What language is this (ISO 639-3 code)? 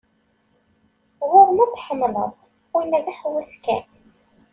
kab